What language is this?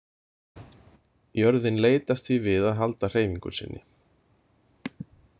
Icelandic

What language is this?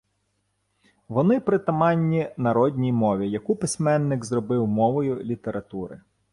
Ukrainian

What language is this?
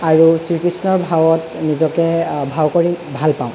Assamese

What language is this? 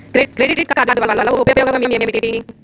Telugu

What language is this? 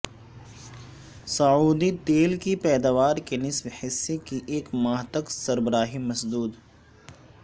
Urdu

